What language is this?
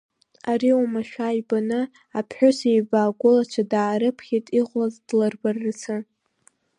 Abkhazian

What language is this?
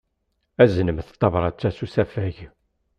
Kabyle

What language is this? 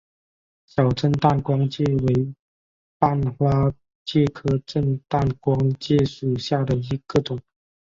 Chinese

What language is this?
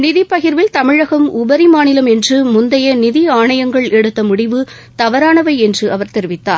Tamil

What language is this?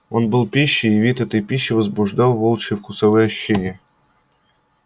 Russian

